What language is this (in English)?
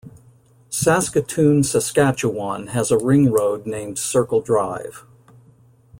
English